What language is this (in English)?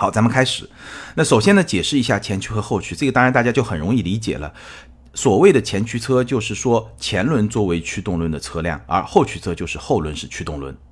Chinese